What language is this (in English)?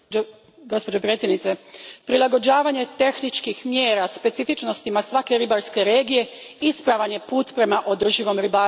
Croatian